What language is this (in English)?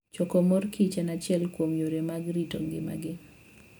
Luo (Kenya and Tanzania)